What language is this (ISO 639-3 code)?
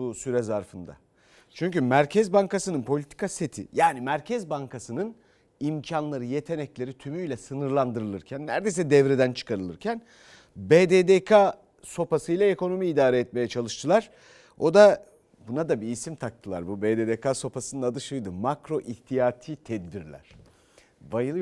tur